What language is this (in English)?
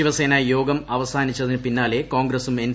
Malayalam